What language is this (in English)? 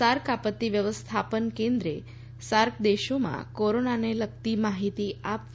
Gujarati